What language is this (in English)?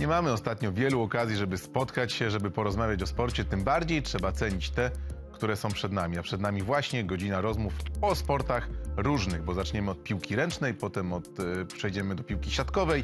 Polish